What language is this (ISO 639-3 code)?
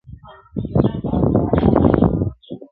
pus